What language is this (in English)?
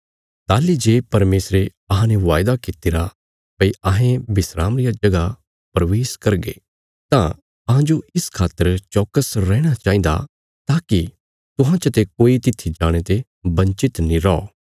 Bilaspuri